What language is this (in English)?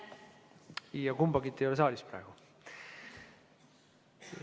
Estonian